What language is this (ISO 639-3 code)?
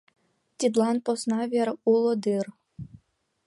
chm